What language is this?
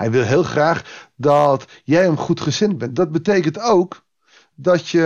Dutch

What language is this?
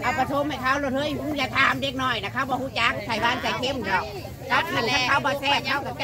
Thai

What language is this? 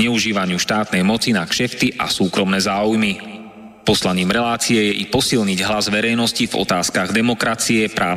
Slovak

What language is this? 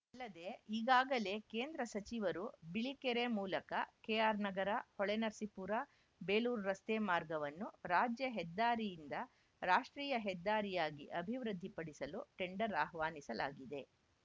Kannada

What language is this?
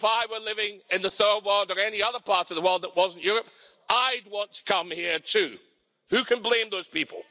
English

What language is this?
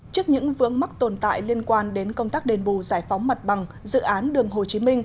Vietnamese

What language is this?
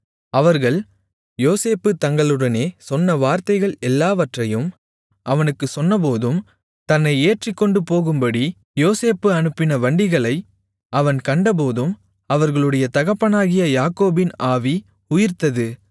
Tamil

